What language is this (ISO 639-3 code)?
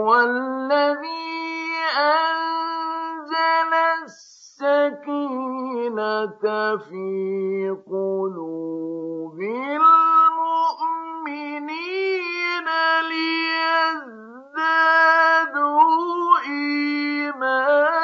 ara